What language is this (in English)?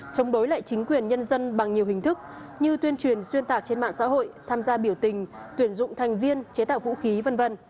Vietnamese